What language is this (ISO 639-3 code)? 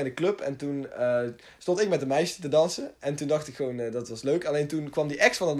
nld